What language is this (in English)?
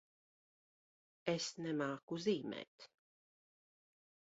Latvian